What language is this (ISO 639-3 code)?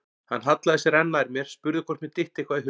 isl